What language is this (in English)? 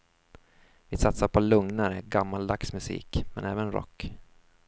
Swedish